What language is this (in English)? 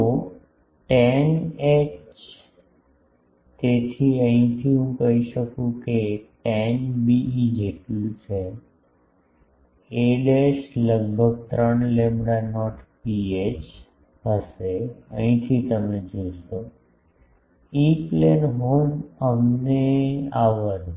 Gujarati